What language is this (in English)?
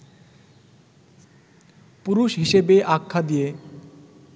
Bangla